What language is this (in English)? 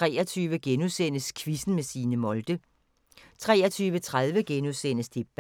Danish